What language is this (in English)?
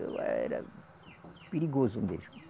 Portuguese